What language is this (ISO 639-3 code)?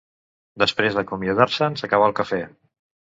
cat